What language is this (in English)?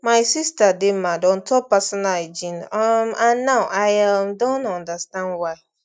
Nigerian Pidgin